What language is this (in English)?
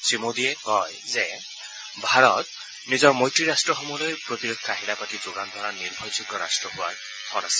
Assamese